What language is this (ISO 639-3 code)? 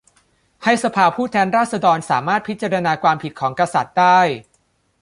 tha